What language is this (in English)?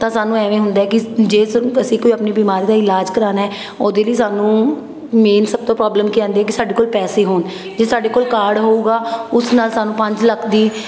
Punjabi